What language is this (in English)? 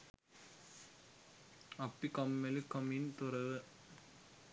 Sinhala